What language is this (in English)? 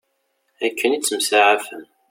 Kabyle